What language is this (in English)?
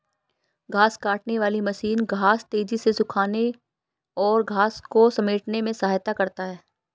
Hindi